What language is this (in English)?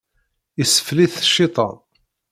Kabyle